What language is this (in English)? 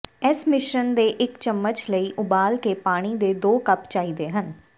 Punjabi